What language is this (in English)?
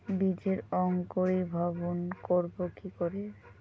Bangla